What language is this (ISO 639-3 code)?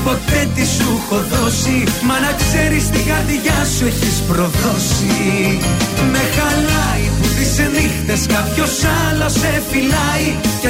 ell